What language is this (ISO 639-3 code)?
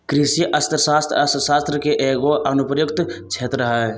mag